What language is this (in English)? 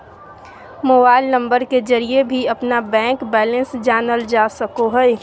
Magahi